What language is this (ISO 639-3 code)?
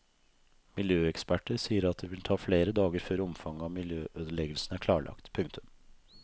nor